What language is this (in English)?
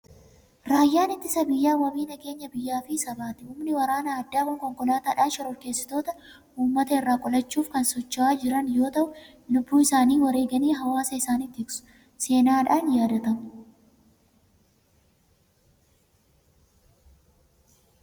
Oromo